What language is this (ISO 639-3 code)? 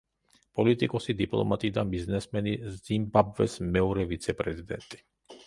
kat